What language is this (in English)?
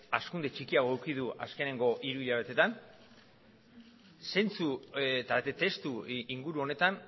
Basque